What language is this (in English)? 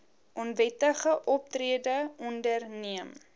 Afrikaans